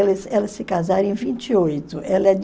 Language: Portuguese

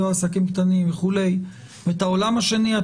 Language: Hebrew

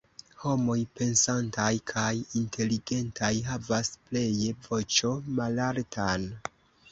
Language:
Esperanto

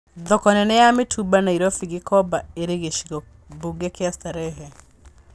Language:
Kikuyu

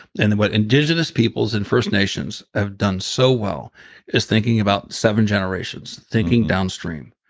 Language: English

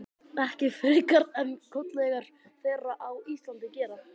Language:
Icelandic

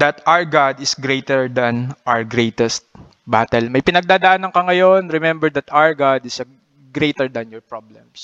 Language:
Filipino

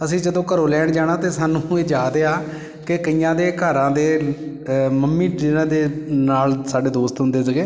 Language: Punjabi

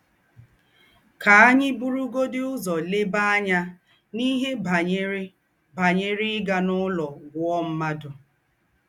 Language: Igbo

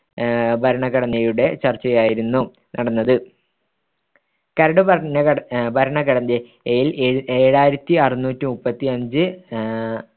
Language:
Malayalam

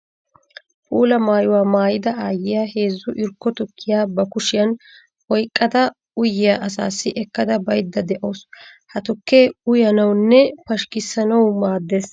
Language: Wolaytta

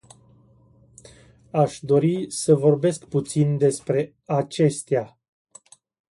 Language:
Romanian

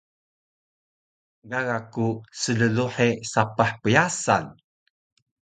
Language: Taroko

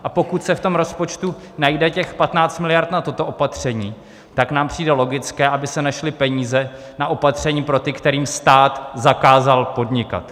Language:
Czech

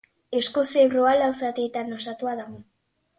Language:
Basque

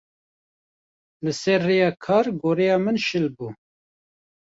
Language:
Kurdish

